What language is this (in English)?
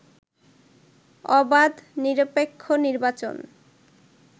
Bangla